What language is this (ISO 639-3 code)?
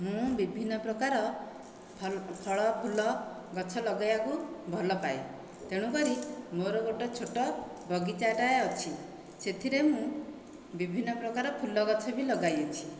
ori